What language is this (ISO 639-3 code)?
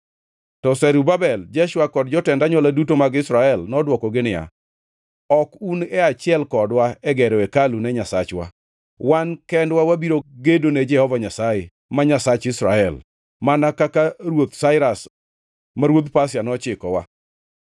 luo